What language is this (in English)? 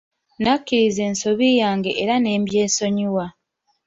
Ganda